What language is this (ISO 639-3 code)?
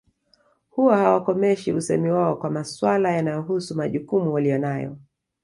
swa